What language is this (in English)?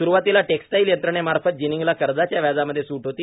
Marathi